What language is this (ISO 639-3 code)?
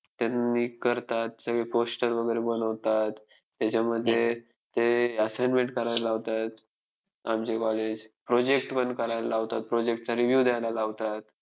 mar